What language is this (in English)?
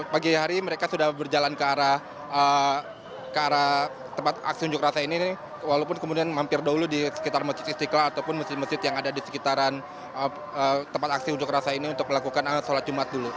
Indonesian